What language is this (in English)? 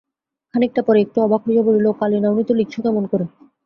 Bangla